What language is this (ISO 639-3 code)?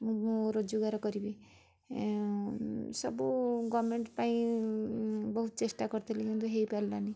ori